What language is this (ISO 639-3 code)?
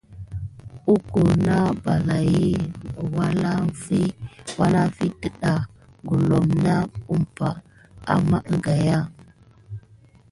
gid